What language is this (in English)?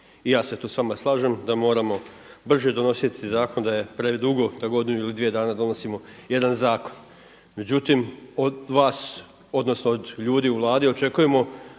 Croatian